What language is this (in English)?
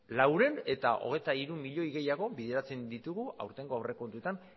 Basque